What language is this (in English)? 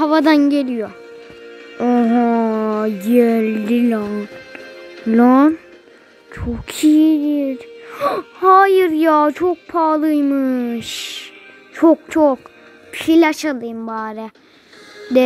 Turkish